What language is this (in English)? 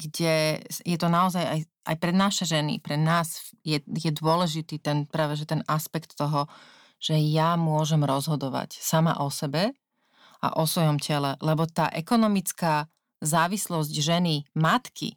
Slovak